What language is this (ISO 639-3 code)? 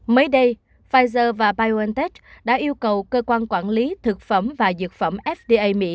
vie